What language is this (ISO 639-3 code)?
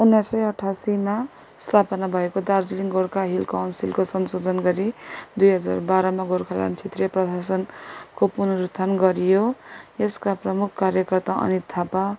nep